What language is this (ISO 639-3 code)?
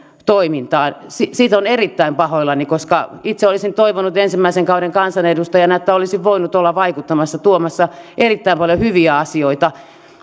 fin